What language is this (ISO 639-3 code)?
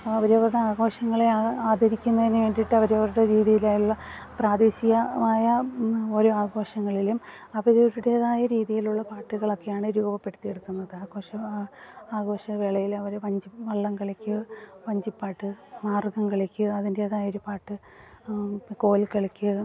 mal